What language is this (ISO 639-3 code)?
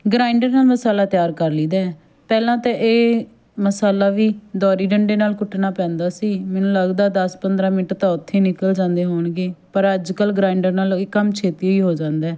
pan